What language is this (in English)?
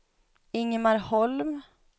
Swedish